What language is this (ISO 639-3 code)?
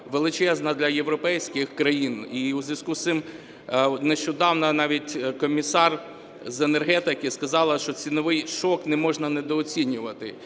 ukr